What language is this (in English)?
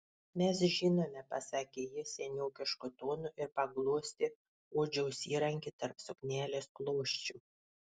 Lithuanian